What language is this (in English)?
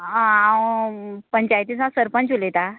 Konkani